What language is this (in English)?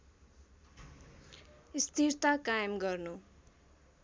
Nepali